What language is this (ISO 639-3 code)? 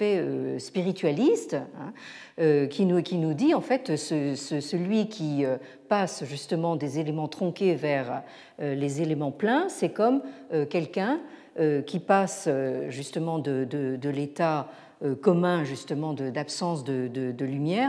fra